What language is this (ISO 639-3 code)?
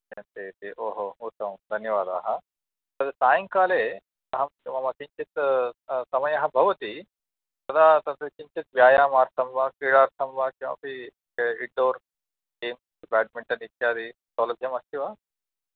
san